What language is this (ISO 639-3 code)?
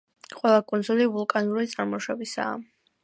kat